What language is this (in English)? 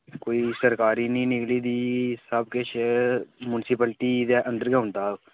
Dogri